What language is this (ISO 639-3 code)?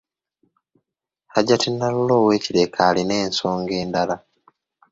lug